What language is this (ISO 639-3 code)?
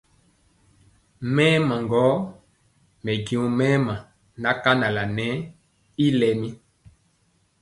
mcx